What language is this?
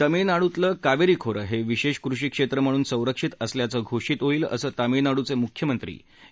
Marathi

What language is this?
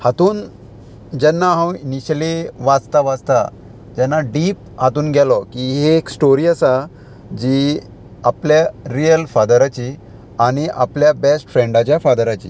Konkani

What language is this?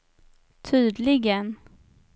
Swedish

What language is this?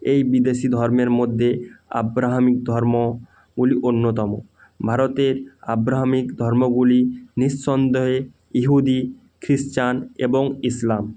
Bangla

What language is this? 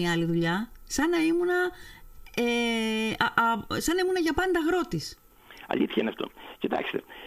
Greek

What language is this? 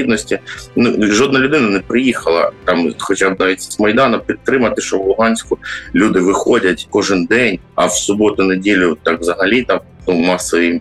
Ukrainian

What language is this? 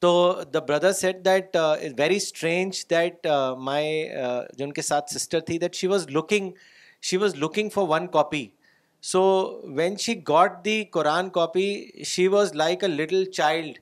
Urdu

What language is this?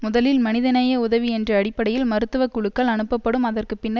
Tamil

